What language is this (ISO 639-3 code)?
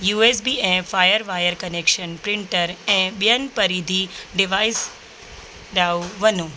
snd